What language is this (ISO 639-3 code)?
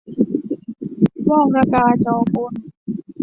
tha